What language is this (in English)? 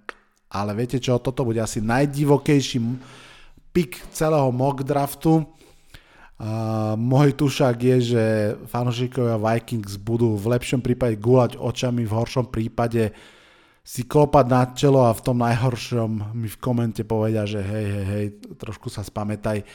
Slovak